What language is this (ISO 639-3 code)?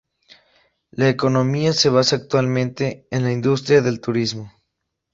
spa